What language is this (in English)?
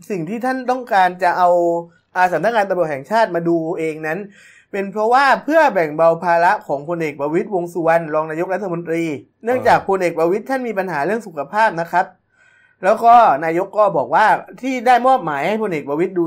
Thai